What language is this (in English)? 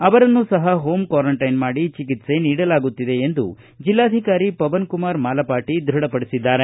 Kannada